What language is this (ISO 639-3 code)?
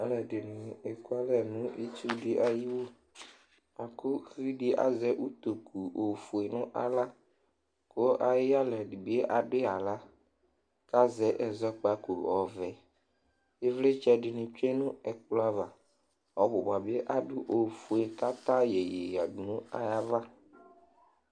kpo